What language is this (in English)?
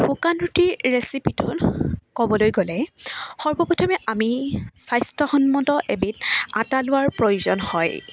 Assamese